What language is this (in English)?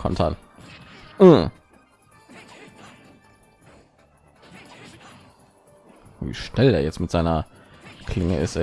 German